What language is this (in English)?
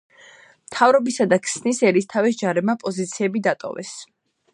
Georgian